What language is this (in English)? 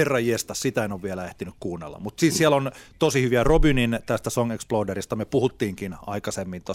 Finnish